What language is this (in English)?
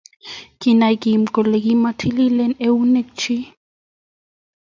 Kalenjin